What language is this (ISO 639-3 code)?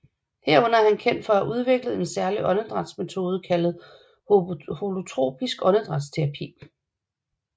dan